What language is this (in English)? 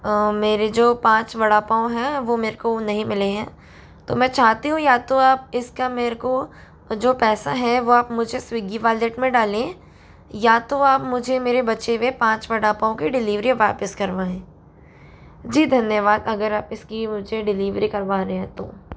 Hindi